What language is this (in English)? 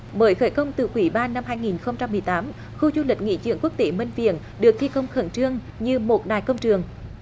Vietnamese